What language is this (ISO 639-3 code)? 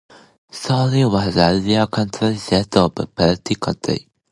eng